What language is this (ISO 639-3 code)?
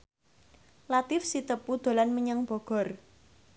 jav